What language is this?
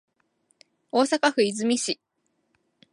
Japanese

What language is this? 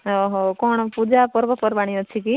Odia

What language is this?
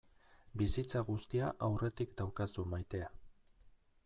Basque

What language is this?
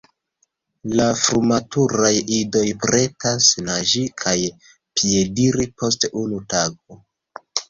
Esperanto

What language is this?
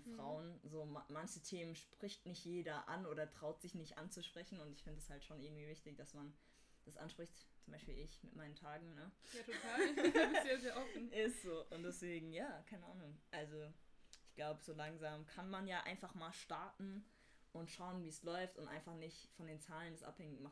German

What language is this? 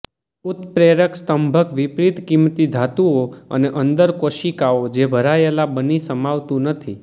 Gujarati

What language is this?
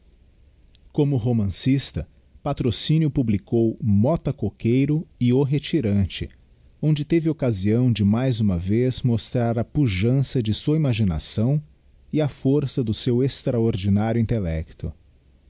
Portuguese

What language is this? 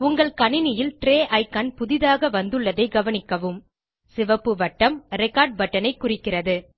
Tamil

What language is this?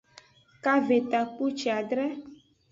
Aja (Benin)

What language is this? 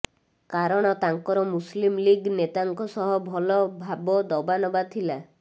Odia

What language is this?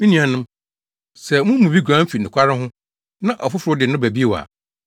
Akan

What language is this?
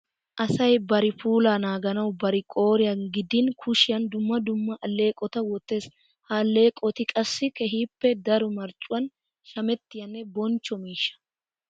Wolaytta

